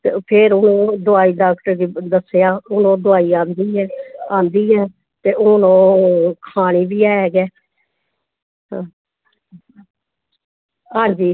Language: Dogri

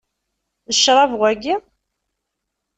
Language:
Kabyle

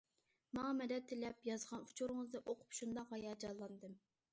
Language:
Uyghur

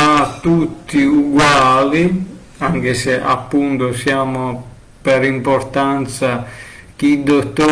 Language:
Italian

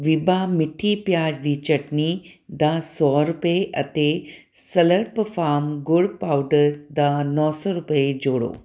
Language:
Punjabi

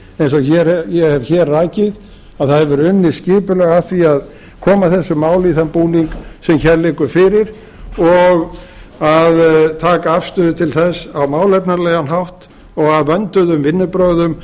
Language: Icelandic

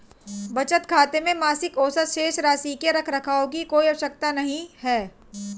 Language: Hindi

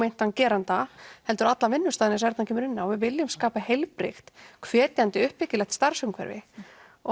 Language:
Icelandic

